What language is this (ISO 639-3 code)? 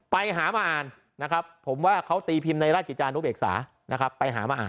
tha